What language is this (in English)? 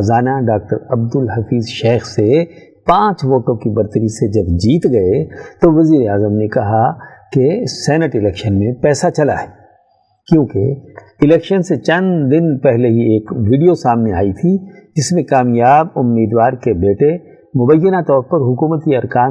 Urdu